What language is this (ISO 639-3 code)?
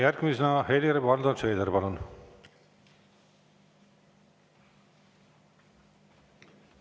est